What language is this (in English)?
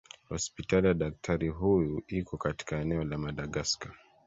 Swahili